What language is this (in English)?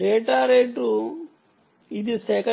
Telugu